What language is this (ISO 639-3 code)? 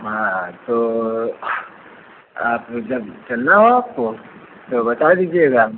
hin